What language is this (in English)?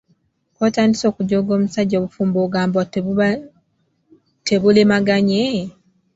Ganda